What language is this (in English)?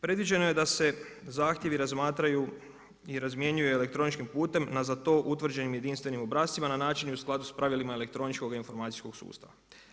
Croatian